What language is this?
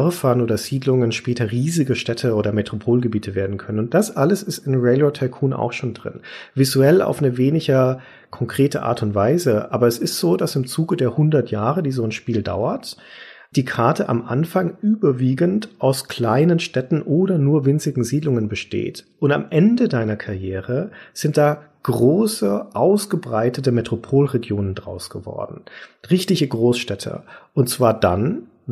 German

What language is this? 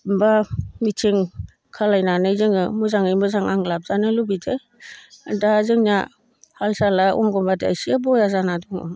Bodo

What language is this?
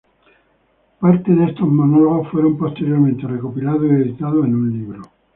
Spanish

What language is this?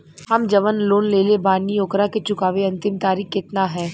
Bhojpuri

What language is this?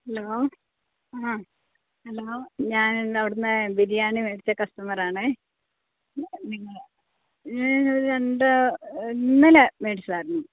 Malayalam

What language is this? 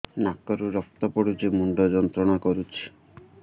Odia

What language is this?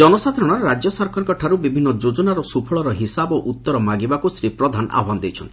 Odia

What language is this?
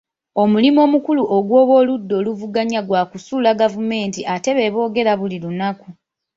Ganda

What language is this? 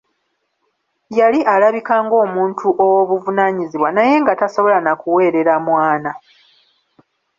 Ganda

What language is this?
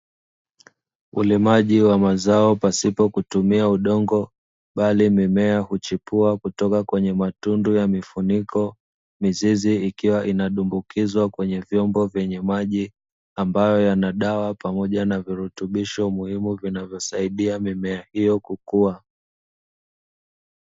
Swahili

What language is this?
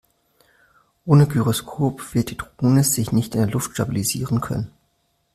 German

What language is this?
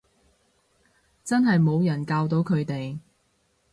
Cantonese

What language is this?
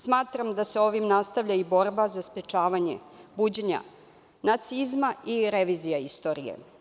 Serbian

